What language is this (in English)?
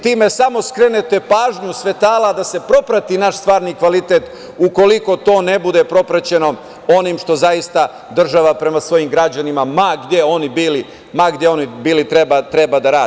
Serbian